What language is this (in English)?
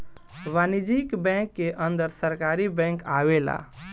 Bhojpuri